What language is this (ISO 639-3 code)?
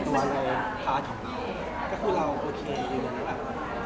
tha